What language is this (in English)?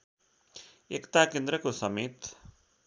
Nepali